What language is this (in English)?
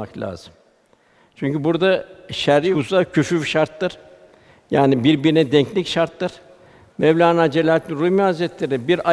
Turkish